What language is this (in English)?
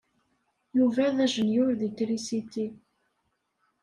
Kabyle